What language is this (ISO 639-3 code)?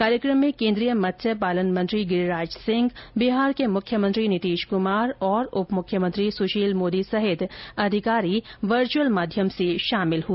hin